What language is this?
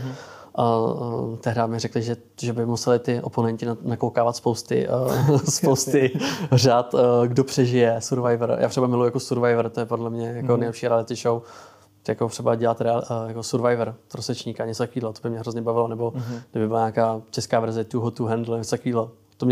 Czech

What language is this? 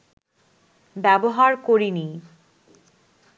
Bangla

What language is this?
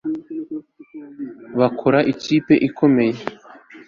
Kinyarwanda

